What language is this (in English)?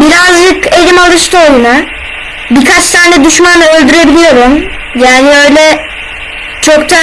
Turkish